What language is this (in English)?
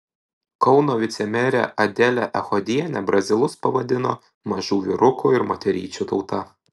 Lithuanian